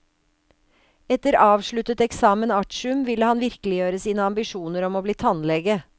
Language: Norwegian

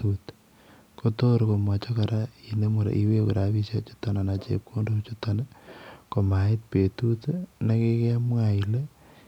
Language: Kalenjin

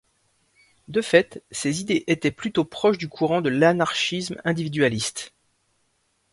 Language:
French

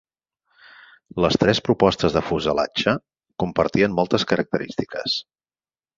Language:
Catalan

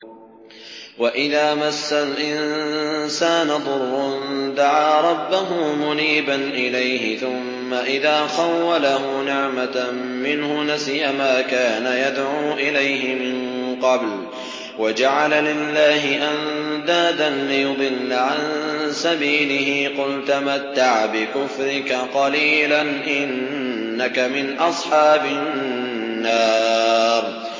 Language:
Arabic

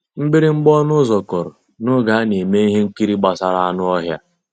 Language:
Igbo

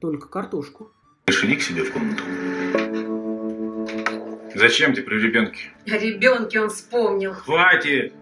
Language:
Russian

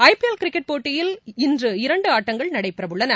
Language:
Tamil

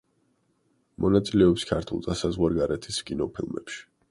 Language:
Georgian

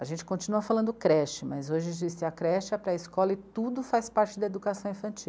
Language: Portuguese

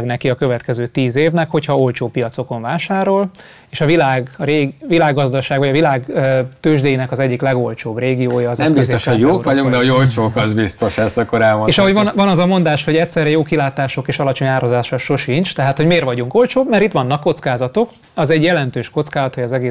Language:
Hungarian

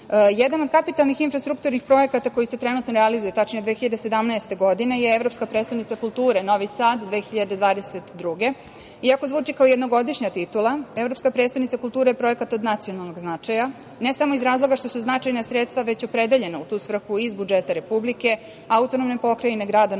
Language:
Serbian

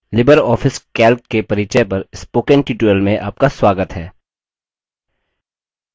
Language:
Hindi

